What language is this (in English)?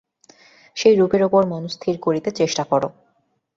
Bangla